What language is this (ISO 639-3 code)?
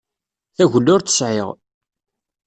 kab